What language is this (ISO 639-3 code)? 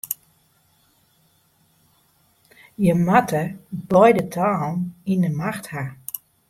fry